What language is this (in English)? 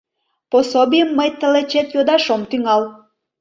Mari